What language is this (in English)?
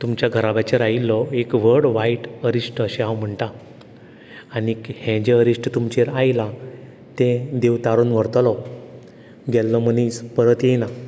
Konkani